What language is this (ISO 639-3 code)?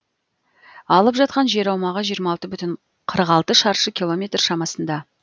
kaz